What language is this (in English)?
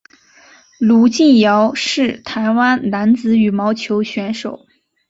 Chinese